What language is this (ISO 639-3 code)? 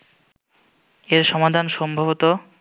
ben